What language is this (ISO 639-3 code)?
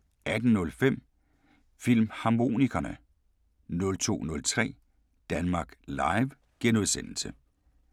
dan